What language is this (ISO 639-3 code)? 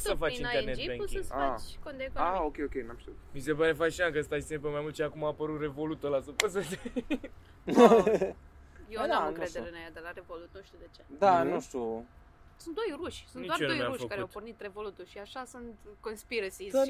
ron